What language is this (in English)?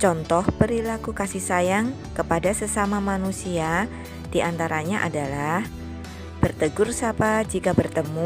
Indonesian